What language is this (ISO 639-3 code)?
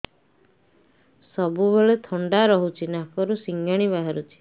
ori